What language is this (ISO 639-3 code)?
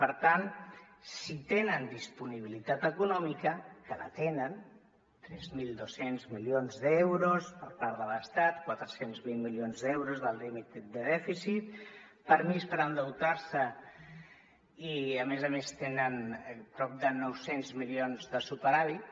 cat